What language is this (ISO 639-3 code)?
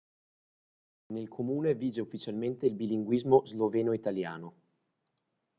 ita